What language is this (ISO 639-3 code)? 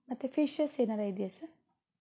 kan